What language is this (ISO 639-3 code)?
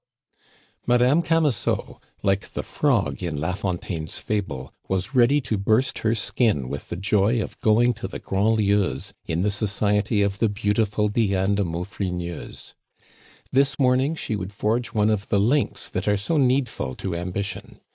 eng